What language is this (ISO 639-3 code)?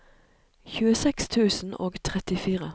nor